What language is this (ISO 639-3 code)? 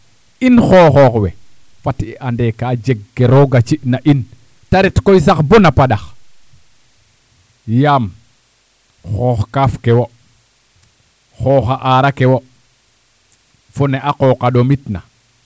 srr